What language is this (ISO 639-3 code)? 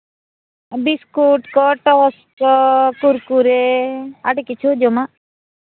sat